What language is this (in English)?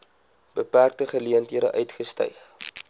Afrikaans